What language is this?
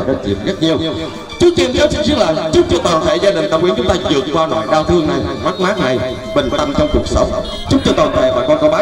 Vietnamese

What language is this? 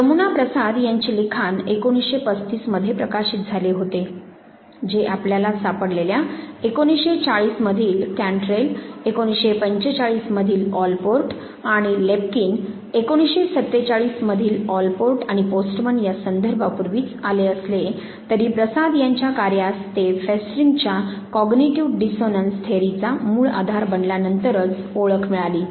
Marathi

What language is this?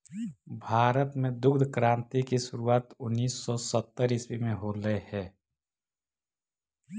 Magahi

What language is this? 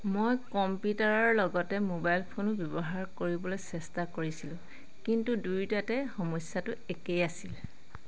Assamese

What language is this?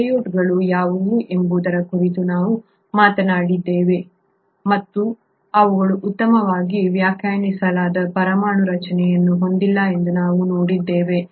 Kannada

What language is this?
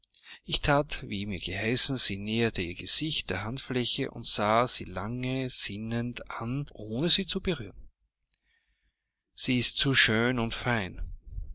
German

